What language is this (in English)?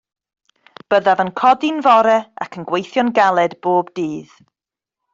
Welsh